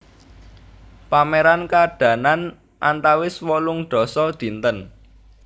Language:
Javanese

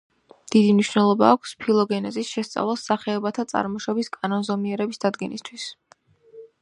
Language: Georgian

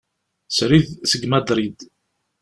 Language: Kabyle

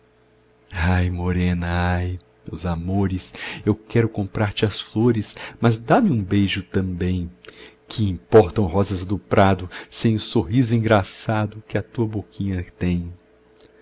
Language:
Portuguese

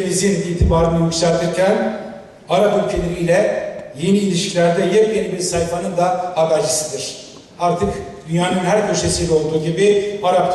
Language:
Turkish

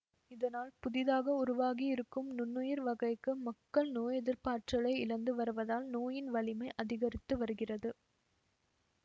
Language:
Tamil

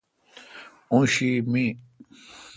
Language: Kalkoti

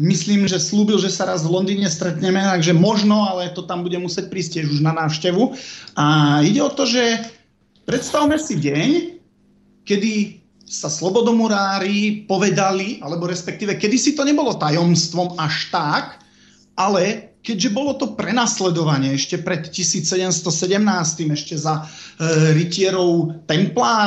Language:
Slovak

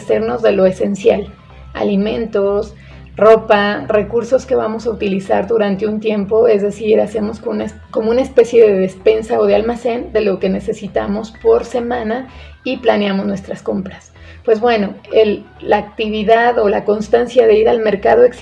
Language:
Spanish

